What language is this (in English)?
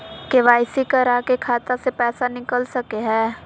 Magahi